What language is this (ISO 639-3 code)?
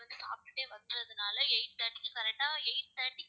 tam